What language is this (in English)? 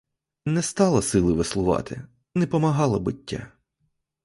Ukrainian